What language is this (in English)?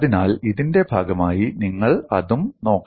Malayalam